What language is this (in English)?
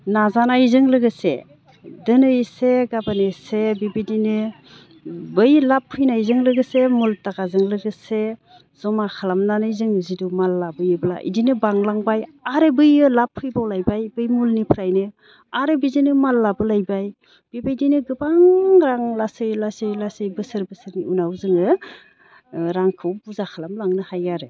Bodo